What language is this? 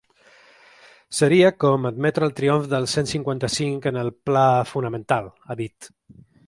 Catalan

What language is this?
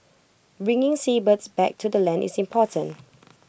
English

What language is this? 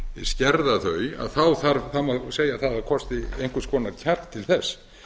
Icelandic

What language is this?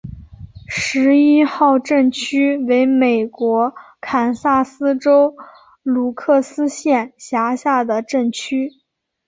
Chinese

